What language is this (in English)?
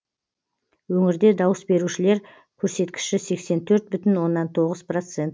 Kazakh